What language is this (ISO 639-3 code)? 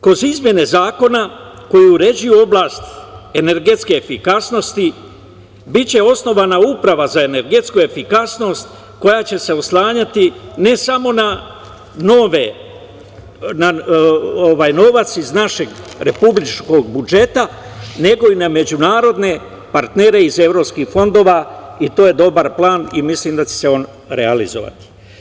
srp